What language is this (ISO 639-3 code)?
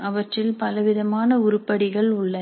tam